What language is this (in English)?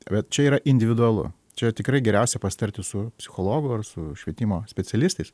Lithuanian